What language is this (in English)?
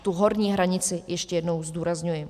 Czech